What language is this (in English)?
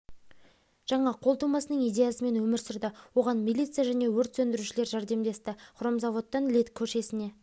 Kazakh